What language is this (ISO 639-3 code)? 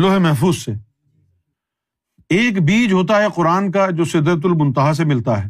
urd